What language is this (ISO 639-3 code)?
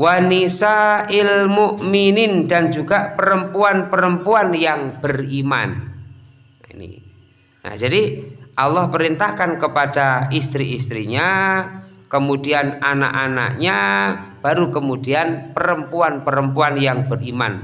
ind